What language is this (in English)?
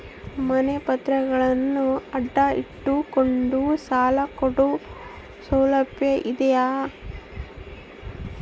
Kannada